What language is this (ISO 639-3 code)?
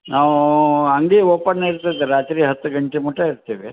kan